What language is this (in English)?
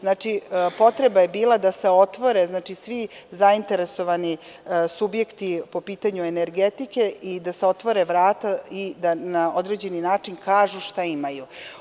Serbian